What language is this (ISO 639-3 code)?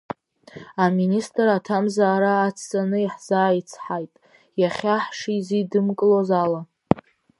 abk